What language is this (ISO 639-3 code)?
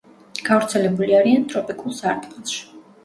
kat